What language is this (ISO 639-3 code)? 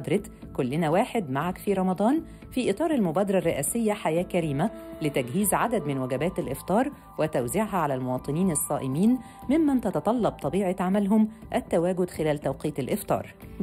ara